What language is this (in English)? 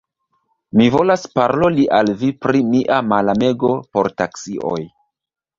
Esperanto